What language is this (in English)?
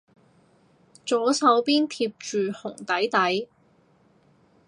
Cantonese